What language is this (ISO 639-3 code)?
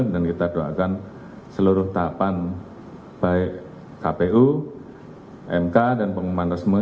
ind